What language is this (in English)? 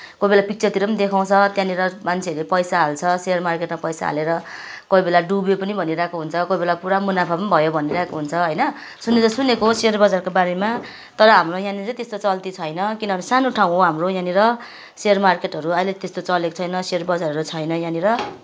Nepali